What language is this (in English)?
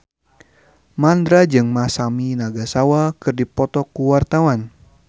Sundanese